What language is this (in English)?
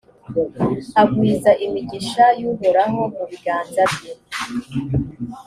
Kinyarwanda